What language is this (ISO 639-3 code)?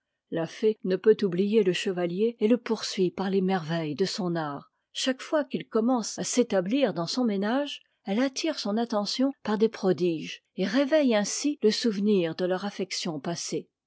fra